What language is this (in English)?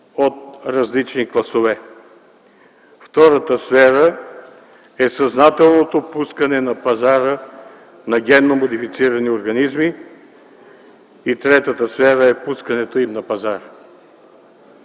Bulgarian